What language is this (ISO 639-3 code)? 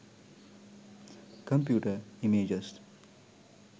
sin